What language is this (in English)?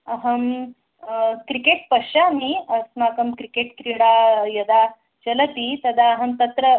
Sanskrit